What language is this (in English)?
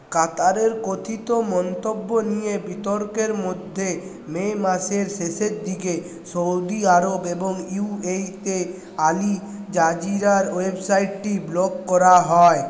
Bangla